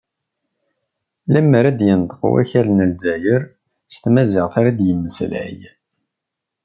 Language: Kabyle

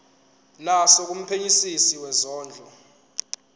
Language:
Zulu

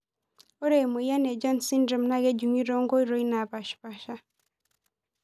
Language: Masai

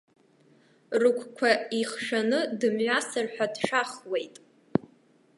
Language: Abkhazian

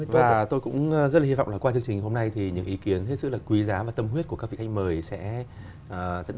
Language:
Vietnamese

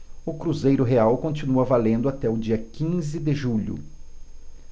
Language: Portuguese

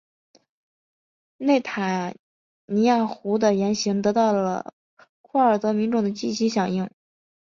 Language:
Chinese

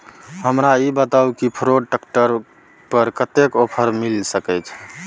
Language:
Maithili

